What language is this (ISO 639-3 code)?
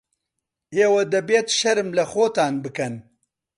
ckb